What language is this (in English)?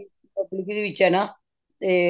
Punjabi